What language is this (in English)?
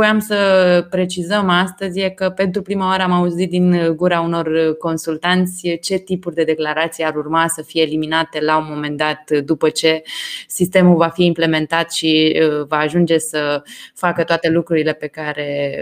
Romanian